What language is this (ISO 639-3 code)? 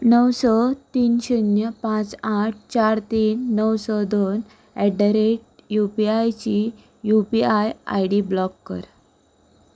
kok